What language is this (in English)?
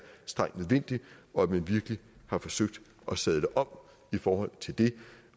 Danish